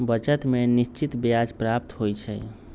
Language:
Magahi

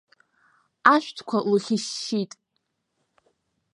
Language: Abkhazian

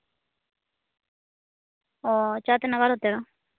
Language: Santali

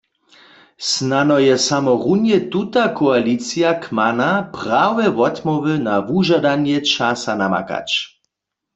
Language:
Upper Sorbian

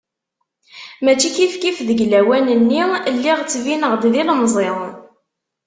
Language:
Kabyle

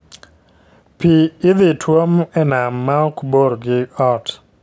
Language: Luo (Kenya and Tanzania)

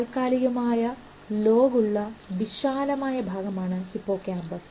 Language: Malayalam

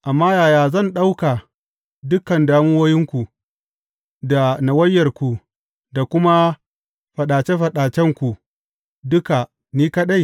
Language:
Hausa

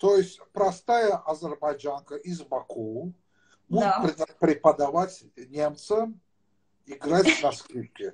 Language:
Russian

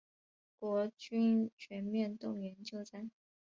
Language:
Chinese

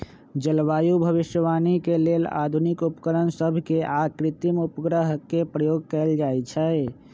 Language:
Magahi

